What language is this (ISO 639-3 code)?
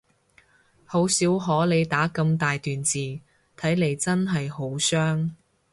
yue